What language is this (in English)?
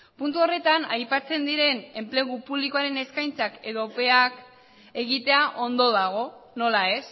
Basque